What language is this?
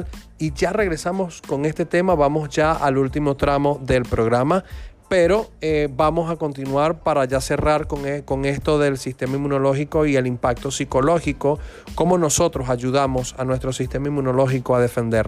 Spanish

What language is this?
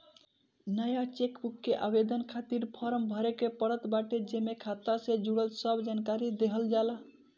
Bhojpuri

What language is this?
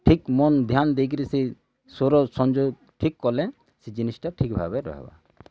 Odia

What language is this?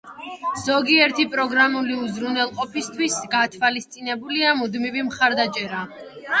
Georgian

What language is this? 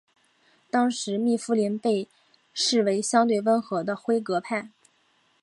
Chinese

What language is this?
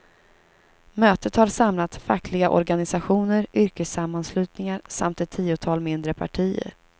Swedish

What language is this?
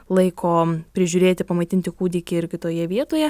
Lithuanian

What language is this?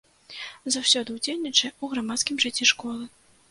Belarusian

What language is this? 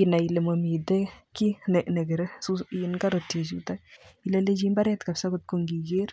Kalenjin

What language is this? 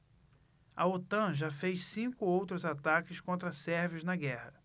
Portuguese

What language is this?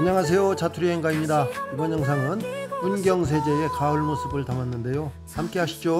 Korean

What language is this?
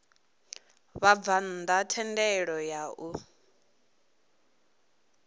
Venda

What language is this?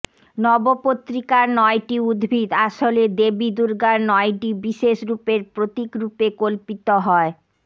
Bangla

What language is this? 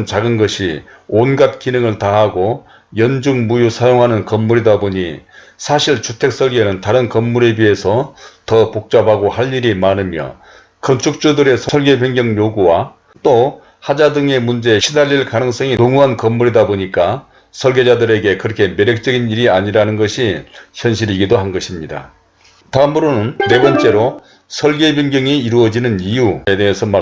Korean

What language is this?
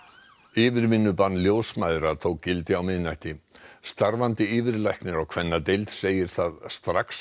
Icelandic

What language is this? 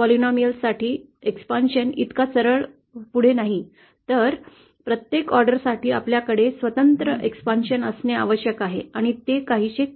Marathi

